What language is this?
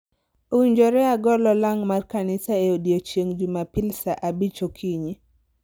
Luo (Kenya and Tanzania)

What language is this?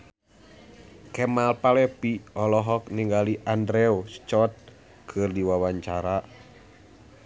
Sundanese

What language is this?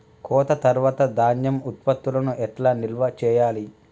Telugu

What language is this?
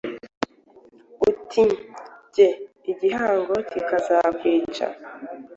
Kinyarwanda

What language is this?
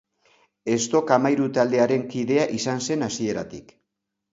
Basque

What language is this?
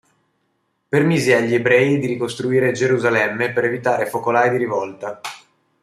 Italian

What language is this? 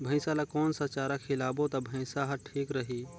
Chhattisgarhi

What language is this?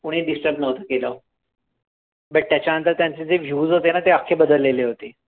Marathi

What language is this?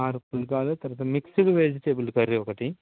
Telugu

